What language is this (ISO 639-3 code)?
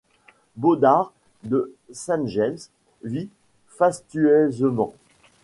fra